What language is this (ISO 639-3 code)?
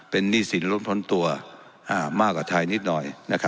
tha